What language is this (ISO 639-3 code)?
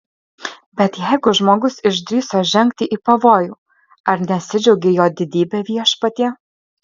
lit